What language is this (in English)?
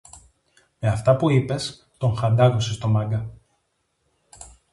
Greek